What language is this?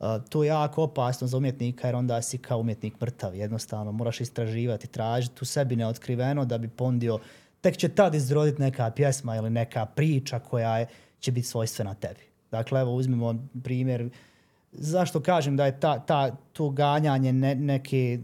Croatian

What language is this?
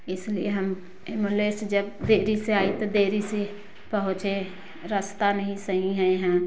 Hindi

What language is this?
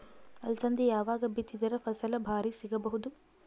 Kannada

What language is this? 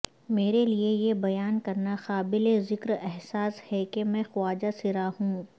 Urdu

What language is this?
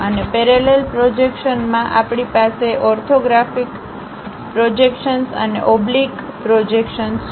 Gujarati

